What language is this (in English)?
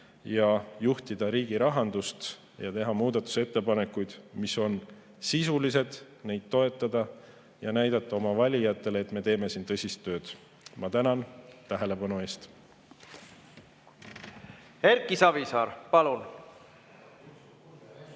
Estonian